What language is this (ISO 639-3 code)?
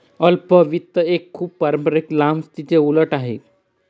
mar